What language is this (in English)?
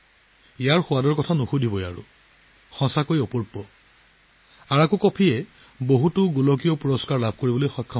Assamese